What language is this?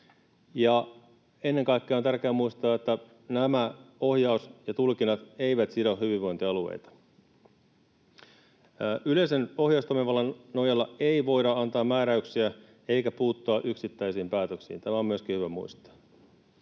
Finnish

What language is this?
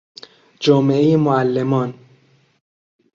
Persian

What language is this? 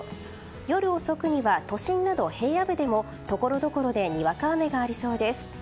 Japanese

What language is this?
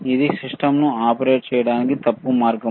Telugu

